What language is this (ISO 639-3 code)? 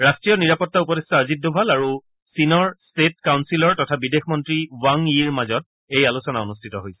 asm